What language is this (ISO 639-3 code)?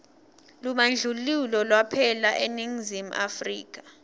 ssw